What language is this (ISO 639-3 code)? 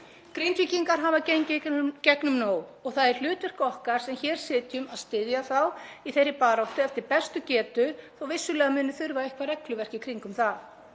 isl